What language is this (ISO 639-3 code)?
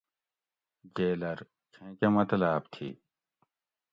gwc